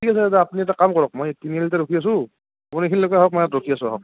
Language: Assamese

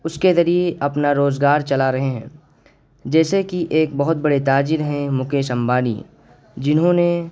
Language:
Urdu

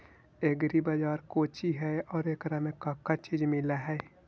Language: Magahi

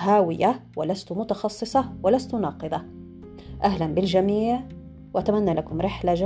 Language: Arabic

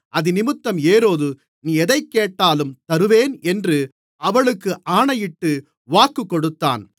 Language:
Tamil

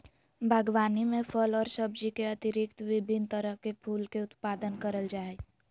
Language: Magahi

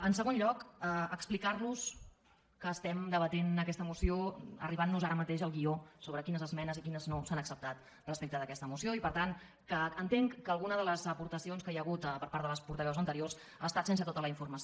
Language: Catalan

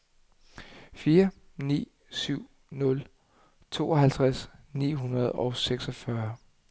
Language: Danish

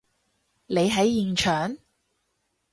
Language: Cantonese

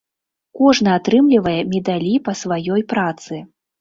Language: Belarusian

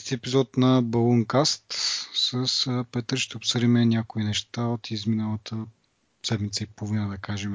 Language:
Bulgarian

